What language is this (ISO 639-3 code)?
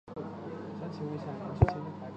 zho